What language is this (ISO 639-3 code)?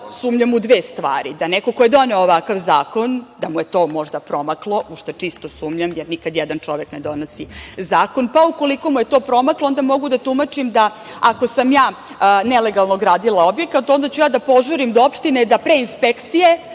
srp